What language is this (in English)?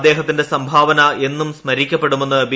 Malayalam